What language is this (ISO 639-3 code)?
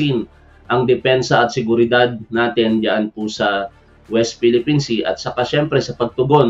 fil